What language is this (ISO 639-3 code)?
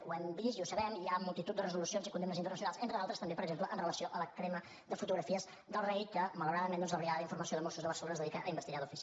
cat